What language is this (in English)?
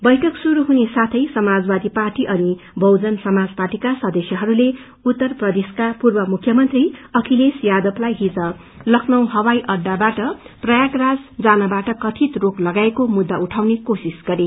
Nepali